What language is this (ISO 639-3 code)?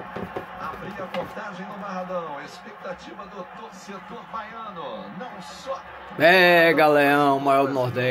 por